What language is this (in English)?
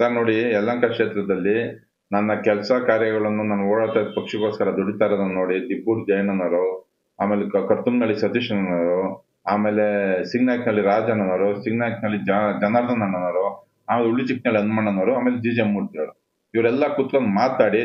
Kannada